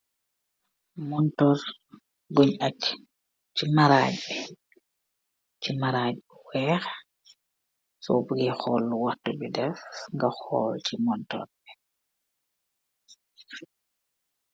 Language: Wolof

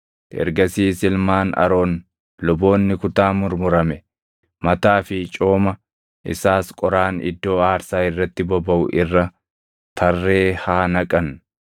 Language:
Oromo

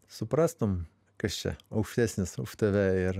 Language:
Lithuanian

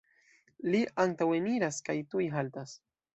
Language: Esperanto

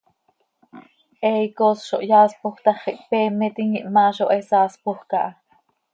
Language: Seri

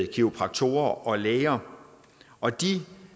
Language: Danish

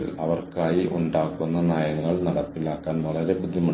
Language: Malayalam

